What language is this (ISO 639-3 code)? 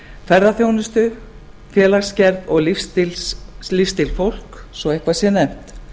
isl